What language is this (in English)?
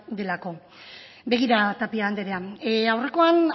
Basque